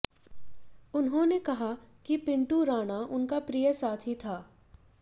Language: Hindi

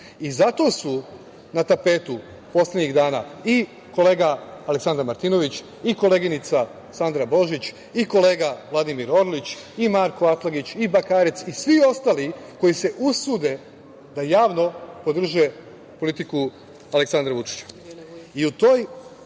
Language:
Serbian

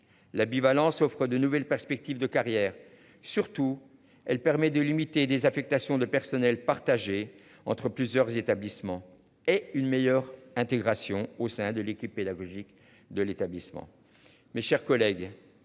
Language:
French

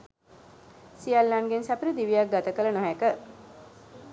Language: Sinhala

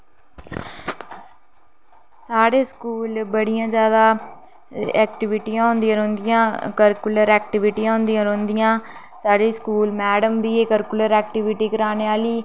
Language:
Dogri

